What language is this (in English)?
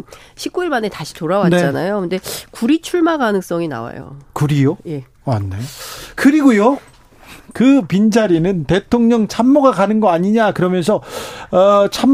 Korean